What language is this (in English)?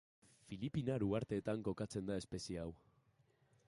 Basque